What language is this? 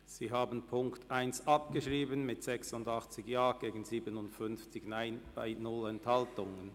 Swiss German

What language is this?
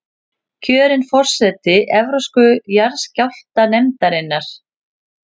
Icelandic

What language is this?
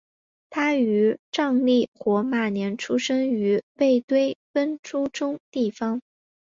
Chinese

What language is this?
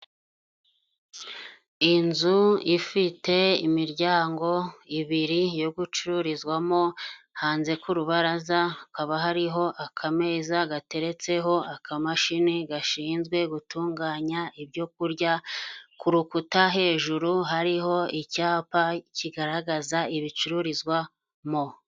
Kinyarwanda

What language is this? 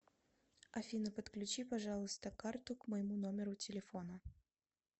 Russian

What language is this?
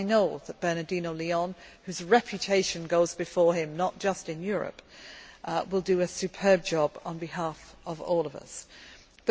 English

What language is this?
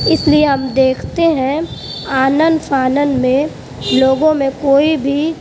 Urdu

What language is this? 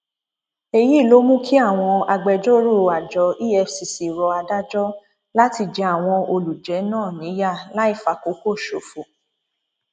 Yoruba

